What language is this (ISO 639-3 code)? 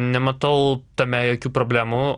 lit